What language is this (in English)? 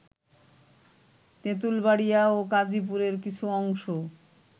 Bangla